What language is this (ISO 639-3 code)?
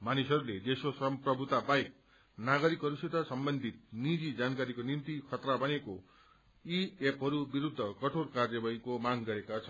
nep